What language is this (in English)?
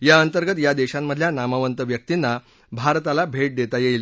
Marathi